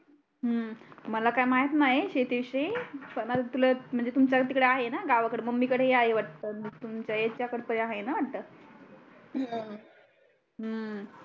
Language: Marathi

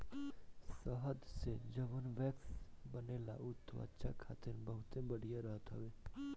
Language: Bhojpuri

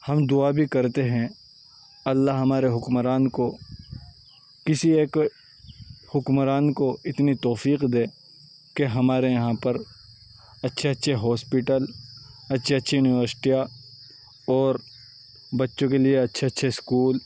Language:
Urdu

